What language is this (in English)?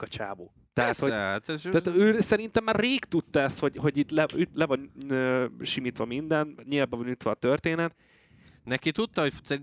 Hungarian